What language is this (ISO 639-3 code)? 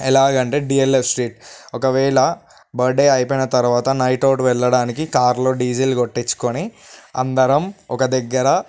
tel